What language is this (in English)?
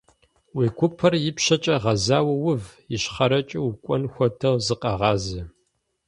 Kabardian